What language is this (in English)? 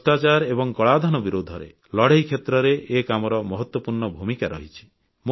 Odia